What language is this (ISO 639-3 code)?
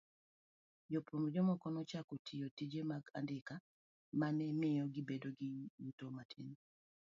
luo